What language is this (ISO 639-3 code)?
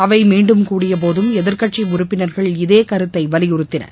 tam